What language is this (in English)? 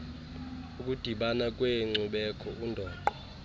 Xhosa